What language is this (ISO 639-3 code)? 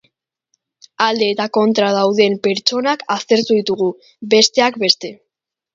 eus